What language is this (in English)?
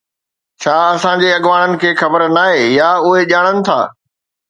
Sindhi